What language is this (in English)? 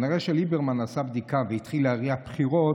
Hebrew